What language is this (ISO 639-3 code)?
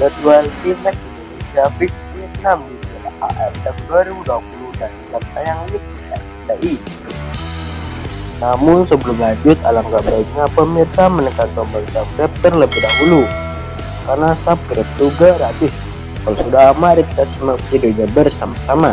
ind